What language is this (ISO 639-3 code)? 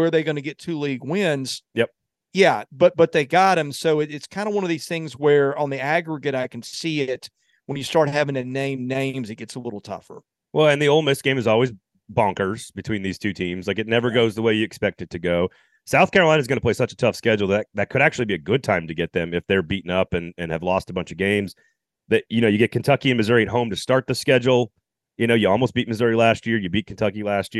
eng